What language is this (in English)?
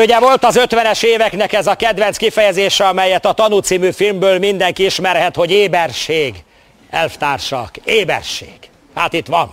Hungarian